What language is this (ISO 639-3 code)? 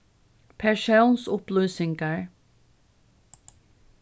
fao